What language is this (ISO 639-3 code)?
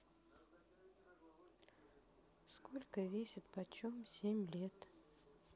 rus